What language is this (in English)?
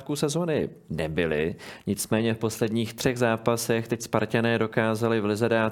Czech